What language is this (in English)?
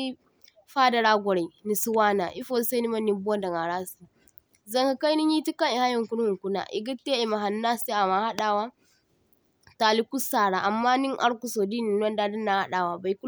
Zarma